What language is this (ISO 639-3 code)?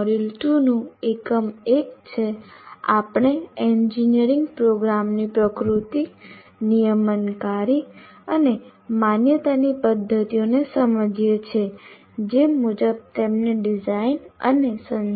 guj